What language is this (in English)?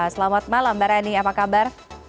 Indonesian